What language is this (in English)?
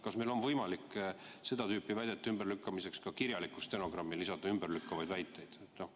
Estonian